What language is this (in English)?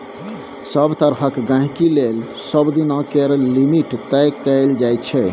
Maithili